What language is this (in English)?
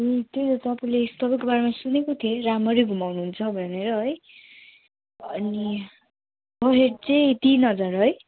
Nepali